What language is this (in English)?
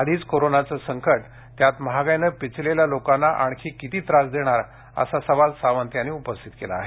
Marathi